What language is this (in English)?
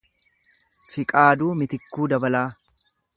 Oromo